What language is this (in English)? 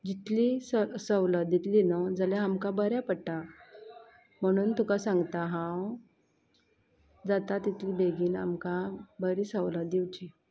Konkani